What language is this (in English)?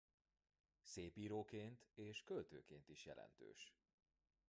Hungarian